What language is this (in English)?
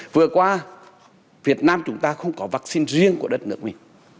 Vietnamese